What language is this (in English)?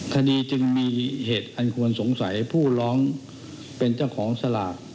Thai